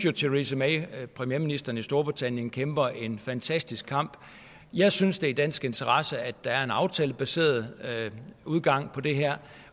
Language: Danish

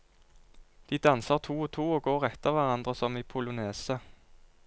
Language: Norwegian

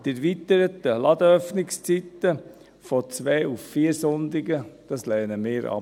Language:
Swiss German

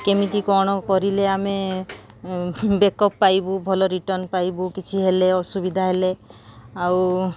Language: Odia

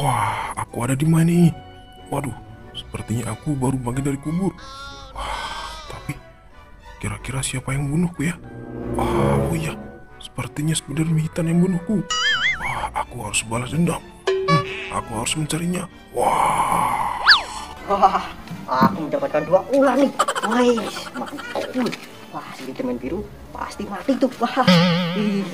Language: Indonesian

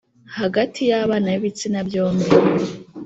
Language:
Kinyarwanda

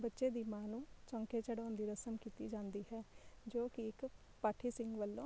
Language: Punjabi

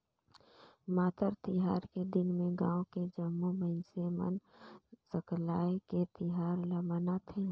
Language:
Chhattisgarhi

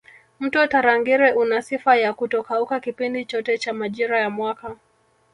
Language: Swahili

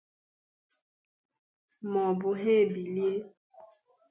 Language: Igbo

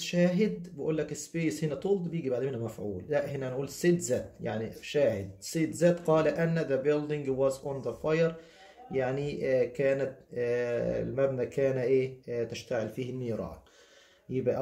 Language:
Arabic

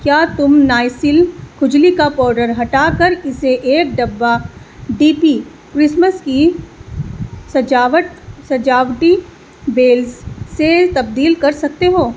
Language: Urdu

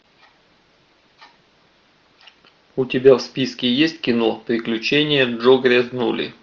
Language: Russian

